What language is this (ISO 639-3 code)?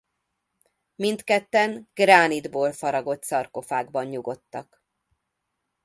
hun